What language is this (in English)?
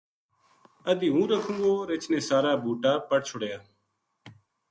Gujari